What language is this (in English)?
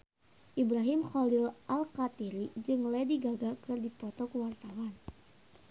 Sundanese